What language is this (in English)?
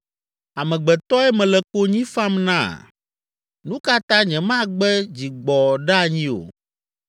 Ewe